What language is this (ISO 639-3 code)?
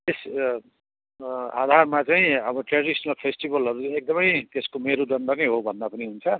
nep